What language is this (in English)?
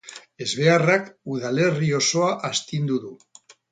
Basque